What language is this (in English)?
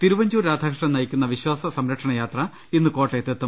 Malayalam